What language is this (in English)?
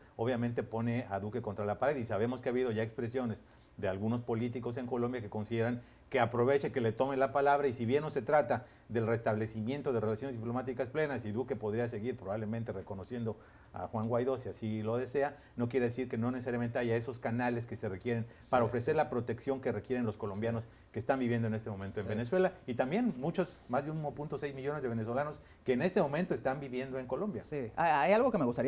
Spanish